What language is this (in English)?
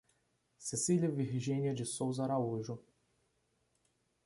Portuguese